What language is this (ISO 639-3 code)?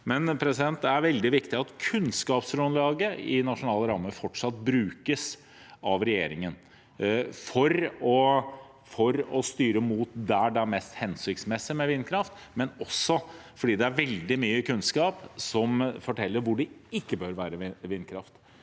nor